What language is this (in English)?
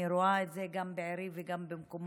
Hebrew